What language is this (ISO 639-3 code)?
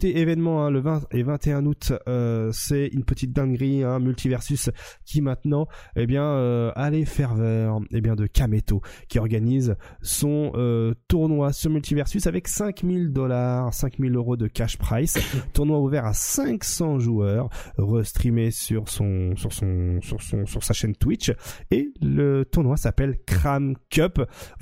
fra